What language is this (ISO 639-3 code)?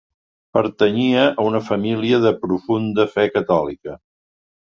cat